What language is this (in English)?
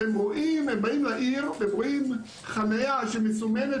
Hebrew